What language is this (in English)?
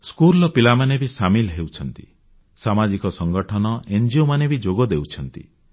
Odia